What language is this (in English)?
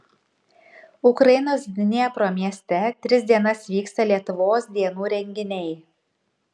Lithuanian